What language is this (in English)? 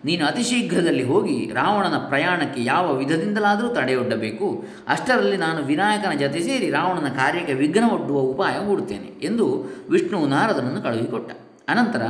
Kannada